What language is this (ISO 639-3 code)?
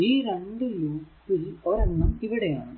mal